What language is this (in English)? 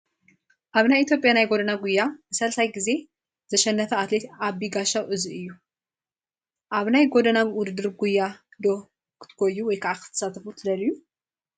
Tigrinya